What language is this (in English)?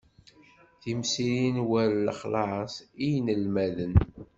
Kabyle